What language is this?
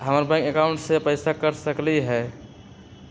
Magahi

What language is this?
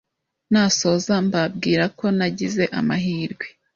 Kinyarwanda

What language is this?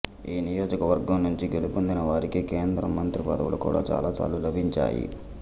Telugu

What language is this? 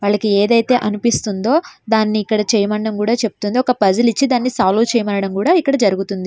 Telugu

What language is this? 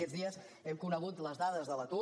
Catalan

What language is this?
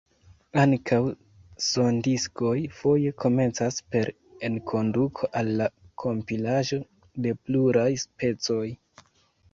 Esperanto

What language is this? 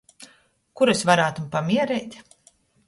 Latgalian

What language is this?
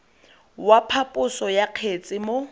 Tswana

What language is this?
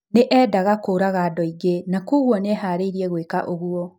Kikuyu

